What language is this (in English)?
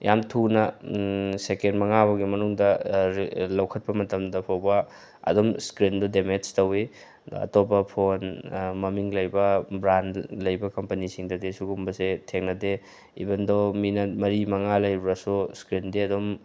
Manipuri